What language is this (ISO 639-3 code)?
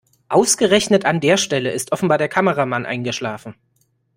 deu